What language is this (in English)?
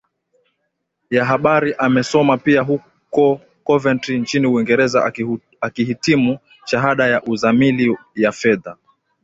Swahili